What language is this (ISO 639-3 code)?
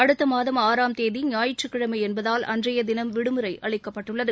tam